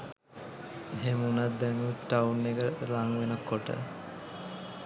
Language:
Sinhala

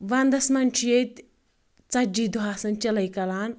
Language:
Kashmiri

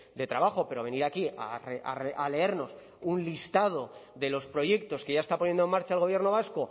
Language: Spanish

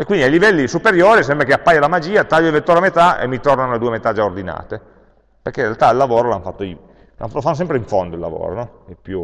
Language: Italian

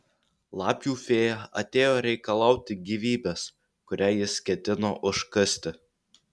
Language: Lithuanian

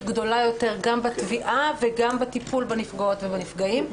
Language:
Hebrew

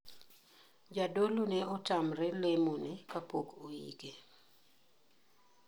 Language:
Luo (Kenya and Tanzania)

